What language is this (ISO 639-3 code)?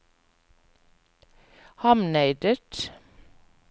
nor